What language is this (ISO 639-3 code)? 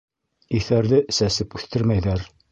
bak